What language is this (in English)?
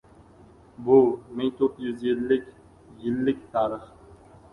Uzbek